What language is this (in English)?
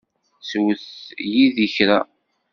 Kabyle